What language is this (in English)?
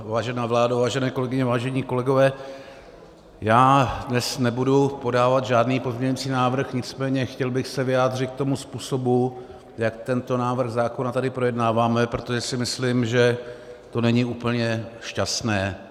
Czech